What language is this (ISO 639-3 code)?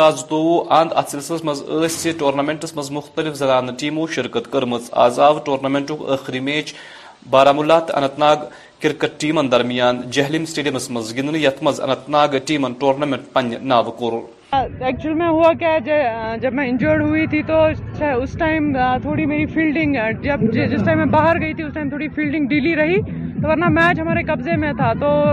urd